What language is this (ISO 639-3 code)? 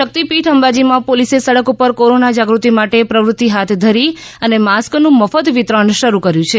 guj